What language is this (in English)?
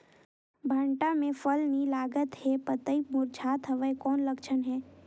Chhattisgarhi